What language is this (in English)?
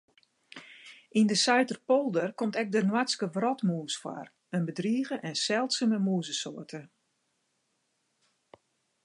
Western Frisian